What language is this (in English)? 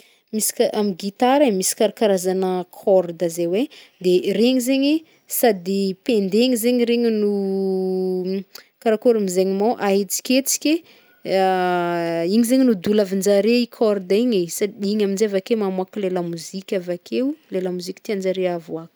Northern Betsimisaraka Malagasy